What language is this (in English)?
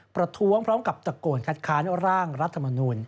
Thai